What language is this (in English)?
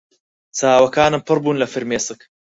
Central Kurdish